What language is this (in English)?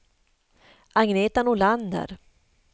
Swedish